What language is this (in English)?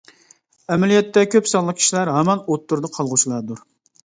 Uyghur